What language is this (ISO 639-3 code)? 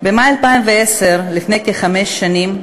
heb